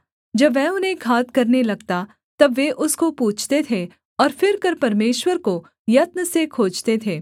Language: Hindi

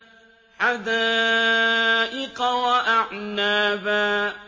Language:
Arabic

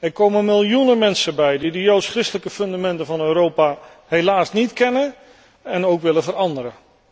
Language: Dutch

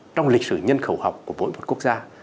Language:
Vietnamese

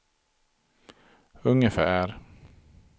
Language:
Swedish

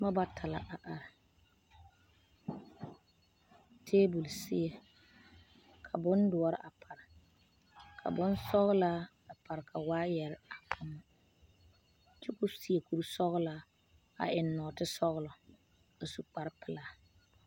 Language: Southern Dagaare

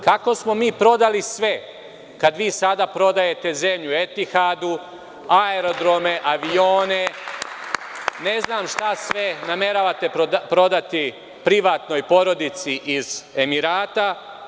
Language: Serbian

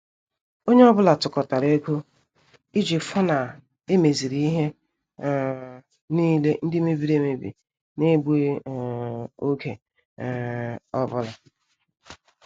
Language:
Igbo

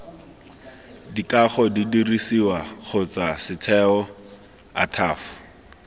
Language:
Tswana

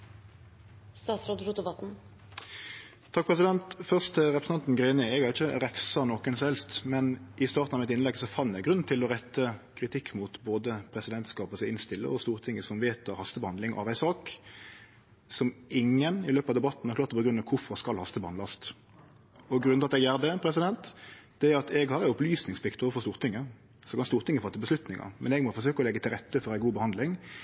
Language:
Norwegian Nynorsk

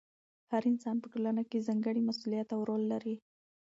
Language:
Pashto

